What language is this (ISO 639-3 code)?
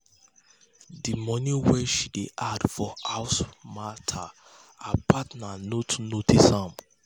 pcm